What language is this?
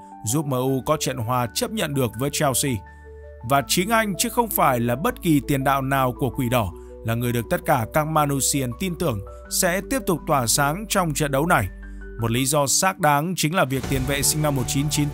Vietnamese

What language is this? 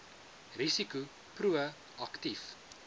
Afrikaans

